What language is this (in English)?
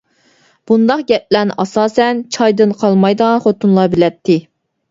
Uyghur